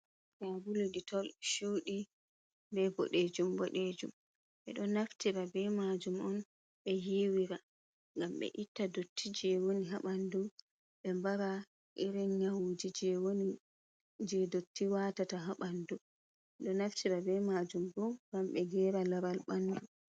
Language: Fula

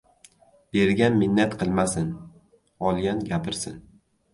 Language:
Uzbek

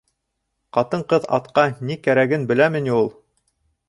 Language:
Bashkir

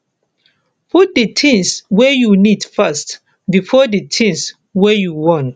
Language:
Nigerian Pidgin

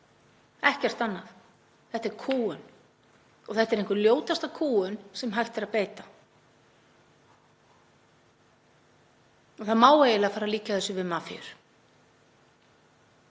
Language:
Icelandic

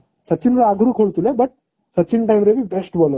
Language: Odia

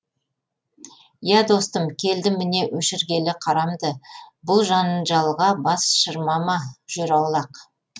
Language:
Kazakh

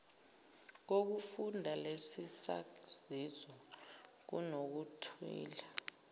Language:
Zulu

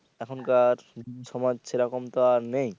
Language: Bangla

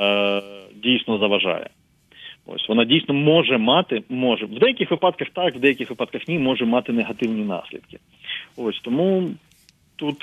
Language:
Ukrainian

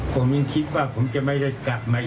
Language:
Thai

